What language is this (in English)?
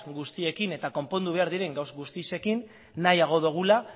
Basque